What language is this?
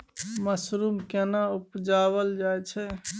Maithili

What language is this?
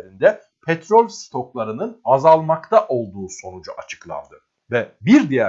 Turkish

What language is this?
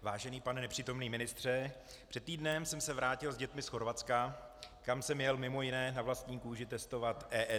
Czech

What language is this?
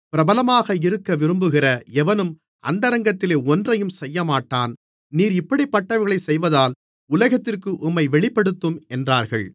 Tamil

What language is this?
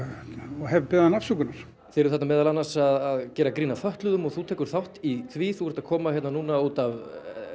Icelandic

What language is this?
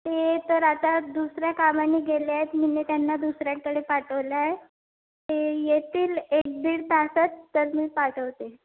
Marathi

